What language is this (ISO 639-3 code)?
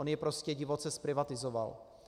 ces